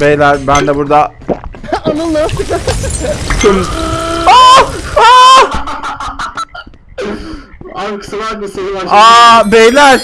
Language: Turkish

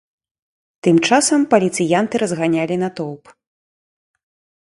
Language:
Belarusian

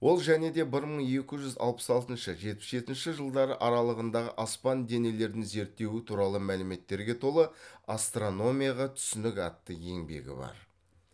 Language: Kazakh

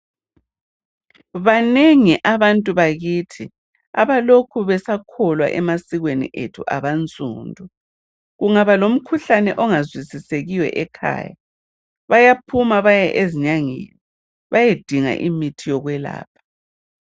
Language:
North Ndebele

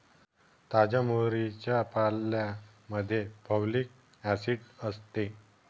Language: Marathi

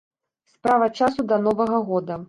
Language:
Belarusian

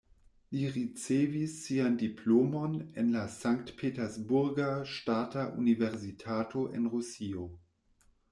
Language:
Esperanto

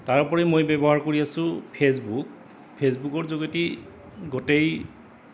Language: Assamese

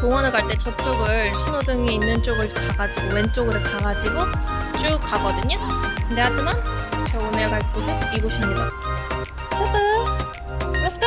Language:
Korean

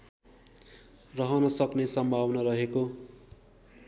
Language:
Nepali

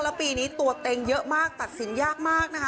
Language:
Thai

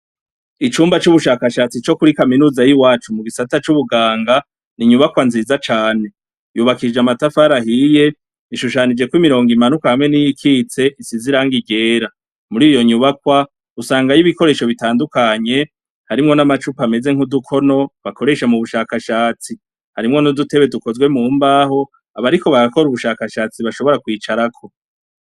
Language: Rundi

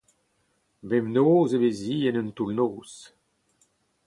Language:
Breton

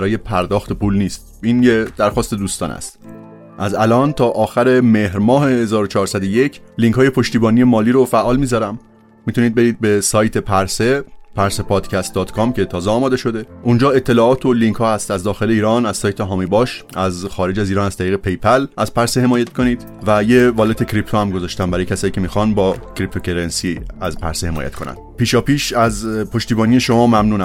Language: Persian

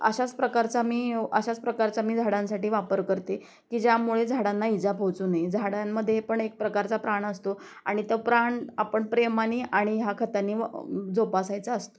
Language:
Marathi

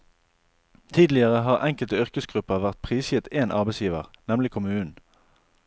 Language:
Norwegian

